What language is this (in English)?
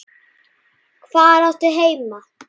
Icelandic